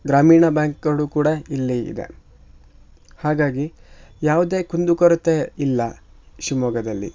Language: Kannada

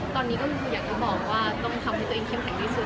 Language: Thai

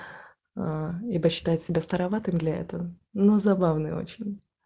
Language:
Russian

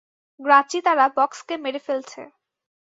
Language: Bangla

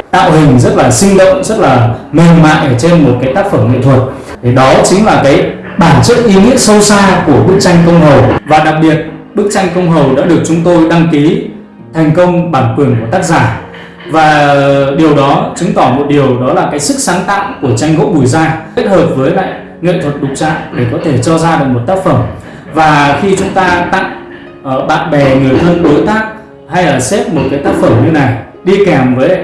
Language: Vietnamese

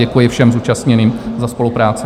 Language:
Czech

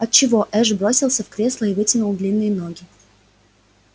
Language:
Russian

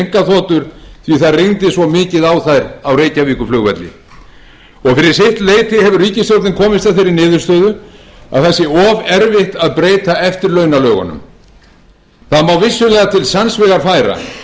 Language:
Icelandic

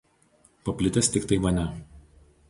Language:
Lithuanian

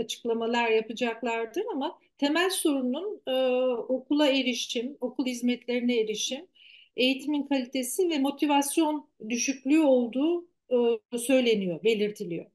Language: Turkish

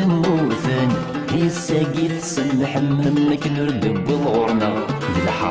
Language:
Arabic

